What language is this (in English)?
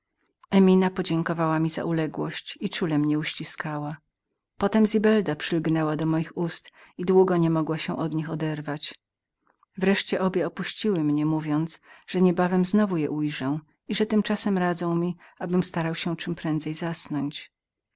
Polish